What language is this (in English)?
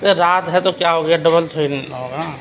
Urdu